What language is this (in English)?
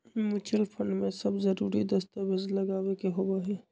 Magahi